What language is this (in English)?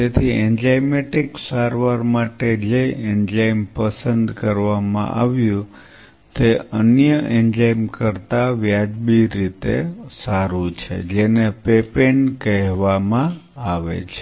Gujarati